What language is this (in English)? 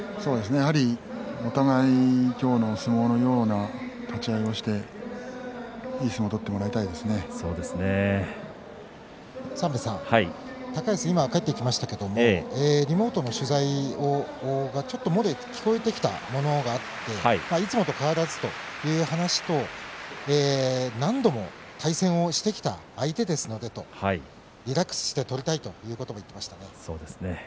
Japanese